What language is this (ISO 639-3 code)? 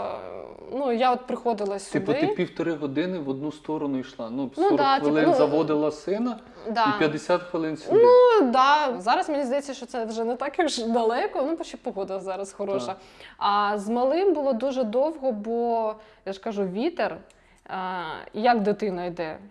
ukr